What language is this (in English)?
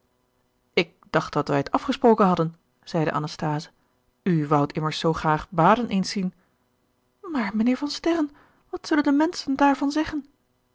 Dutch